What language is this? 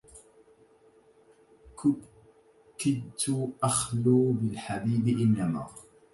Arabic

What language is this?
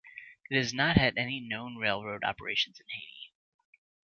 English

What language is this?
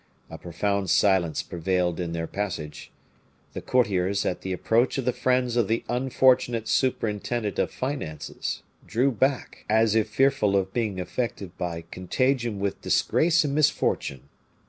English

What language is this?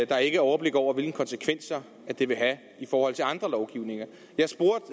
Danish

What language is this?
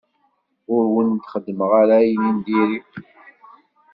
Kabyle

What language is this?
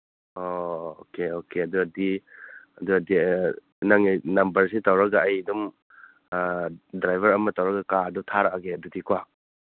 Manipuri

